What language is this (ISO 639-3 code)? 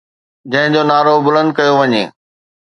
snd